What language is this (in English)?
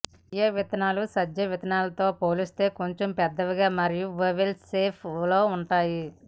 Telugu